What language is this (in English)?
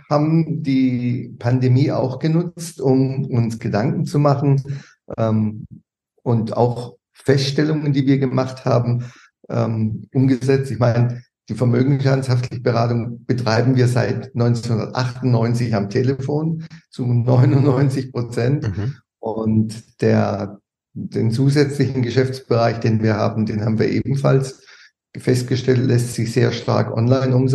German